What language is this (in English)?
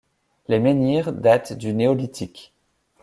French